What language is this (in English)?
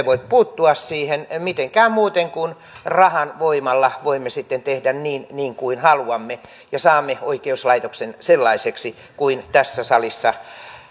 Finnish